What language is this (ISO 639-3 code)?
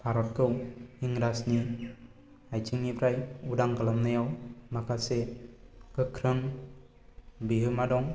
brx